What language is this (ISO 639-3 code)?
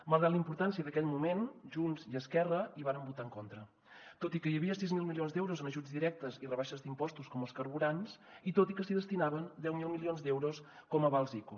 cat